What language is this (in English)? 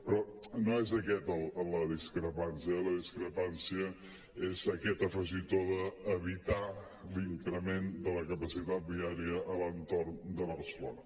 Catalan